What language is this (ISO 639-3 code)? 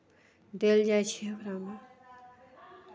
mai